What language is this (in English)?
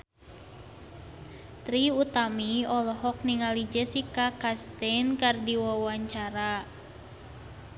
Sundanese